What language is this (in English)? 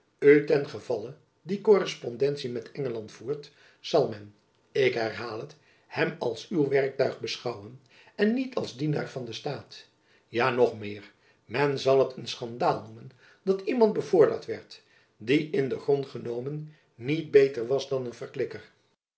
Dutch